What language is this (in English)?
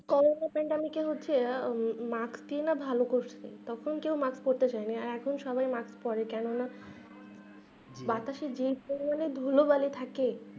Bangla